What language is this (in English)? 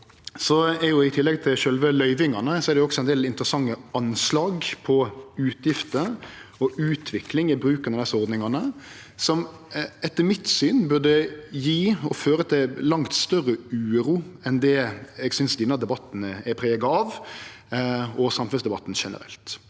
Norwegian